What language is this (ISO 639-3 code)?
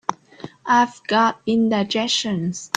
eng